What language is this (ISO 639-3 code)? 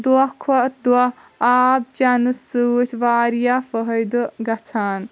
kas